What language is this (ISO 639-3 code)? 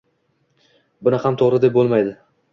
uzb